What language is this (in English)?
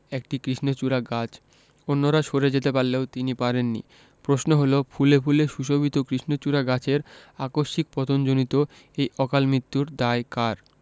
Bangla